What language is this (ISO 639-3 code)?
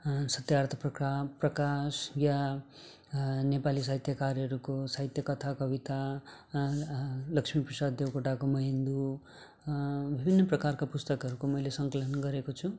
nep